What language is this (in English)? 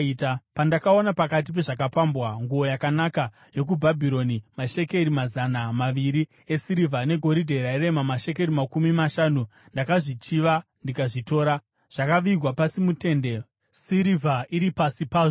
Shona